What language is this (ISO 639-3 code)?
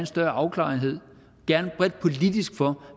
dan